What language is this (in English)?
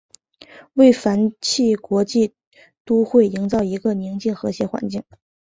Chinese